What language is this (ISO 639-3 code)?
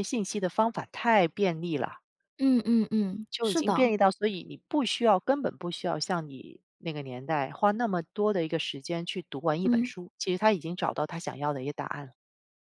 zho